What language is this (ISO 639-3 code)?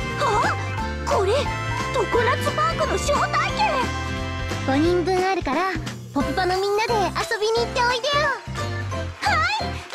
jpn